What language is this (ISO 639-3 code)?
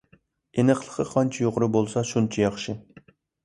uig